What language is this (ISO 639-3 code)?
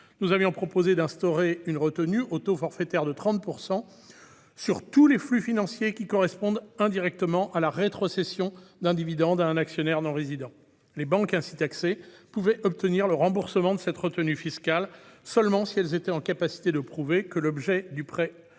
fra